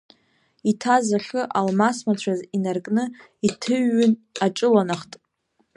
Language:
Abkhazian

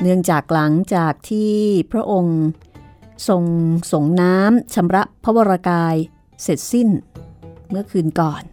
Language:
Thai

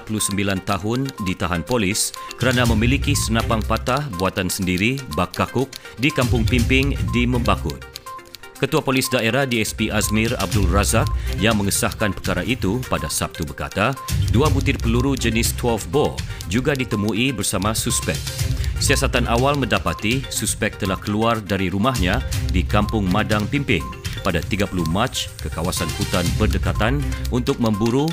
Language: Malay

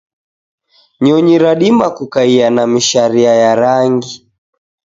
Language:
Taita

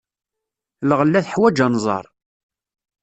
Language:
Kabyle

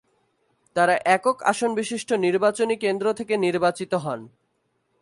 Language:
Bangla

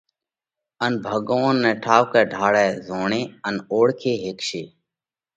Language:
Parkari Koli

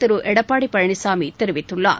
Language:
Tamil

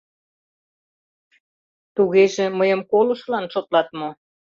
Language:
Mari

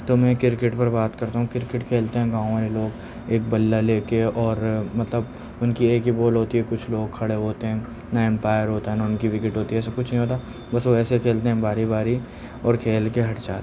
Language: Urdu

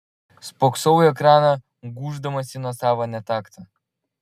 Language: Lithuanian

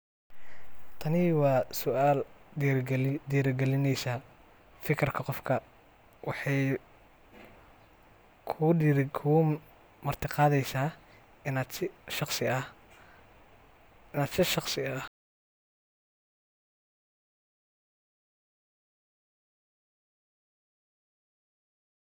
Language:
Somali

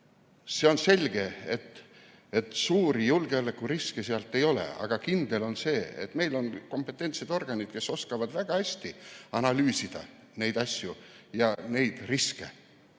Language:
Estonian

